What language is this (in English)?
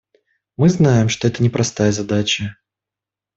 Russian